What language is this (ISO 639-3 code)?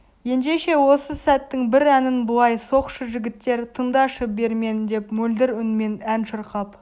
kaz